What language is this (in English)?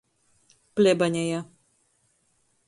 Latgalian